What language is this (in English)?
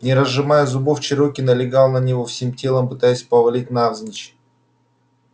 Russian